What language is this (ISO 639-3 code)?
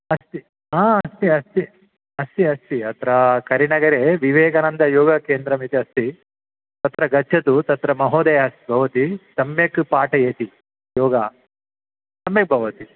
san